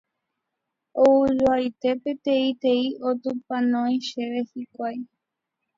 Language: Guarani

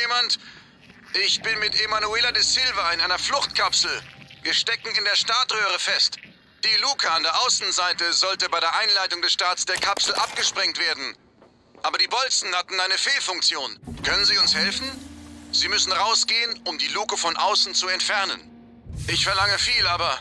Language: German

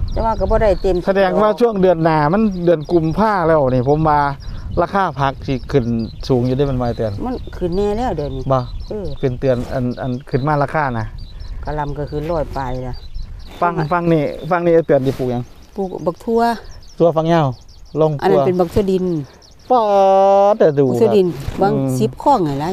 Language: Thai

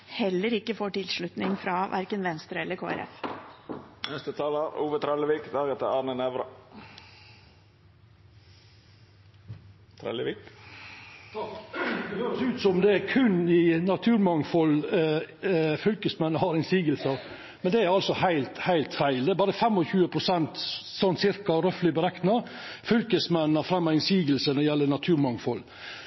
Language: Norwegian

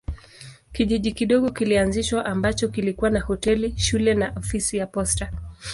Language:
Swahili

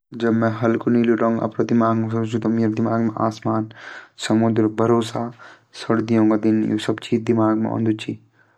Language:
Garhwali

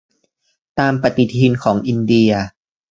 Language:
Thai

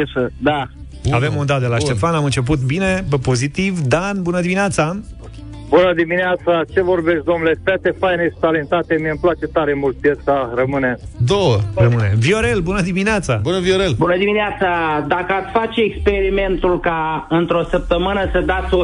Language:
Romanian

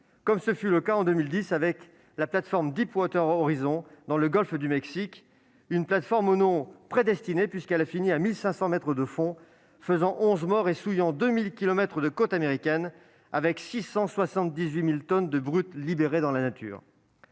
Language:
French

